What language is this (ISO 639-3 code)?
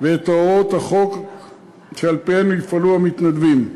heb